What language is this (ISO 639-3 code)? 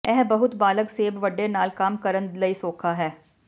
pan